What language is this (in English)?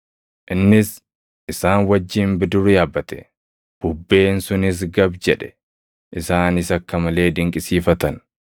Oromo